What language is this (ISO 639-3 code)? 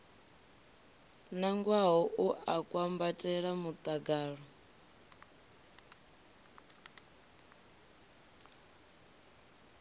ven